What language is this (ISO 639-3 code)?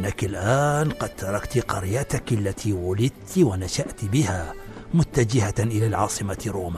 ara